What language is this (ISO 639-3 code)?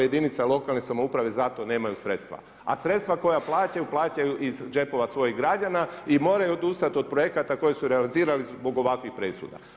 hrv